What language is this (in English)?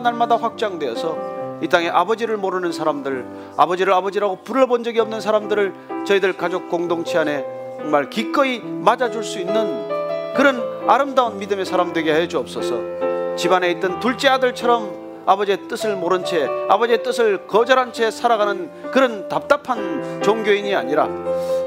Korean